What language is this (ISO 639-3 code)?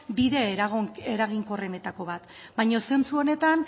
eus